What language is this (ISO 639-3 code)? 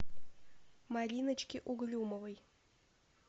rus